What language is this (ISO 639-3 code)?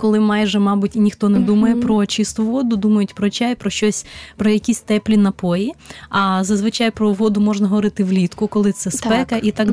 ukr